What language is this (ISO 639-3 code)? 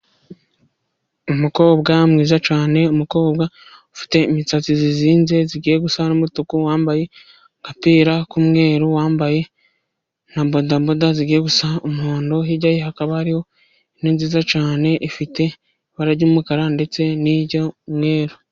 kin